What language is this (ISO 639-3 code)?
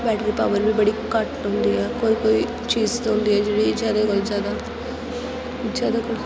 doi